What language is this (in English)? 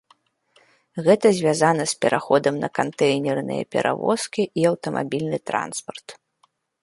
Belarusian